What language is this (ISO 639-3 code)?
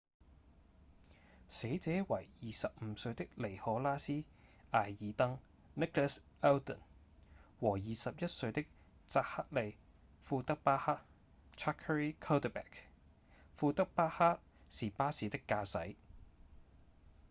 yue